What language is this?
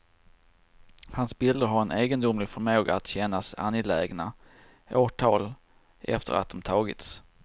Swedish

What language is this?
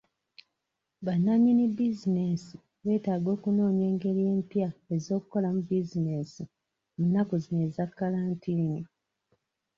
Ganda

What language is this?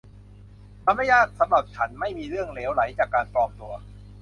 Thai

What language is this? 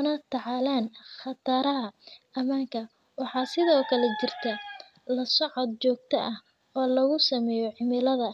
Somali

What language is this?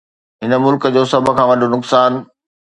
Sindhi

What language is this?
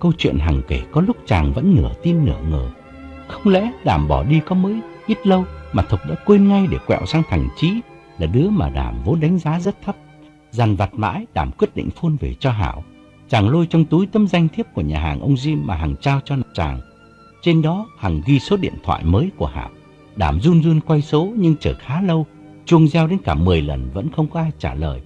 Vietnamese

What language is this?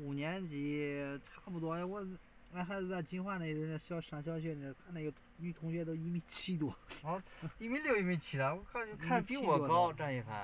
Chinese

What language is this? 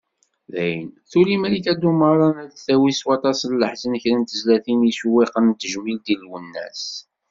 Kabyle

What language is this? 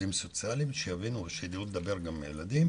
Hebrew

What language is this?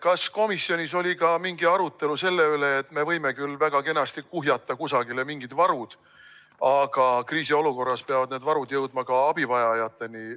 Estonian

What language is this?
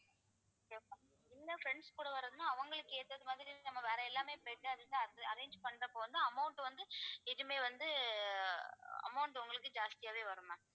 Tamil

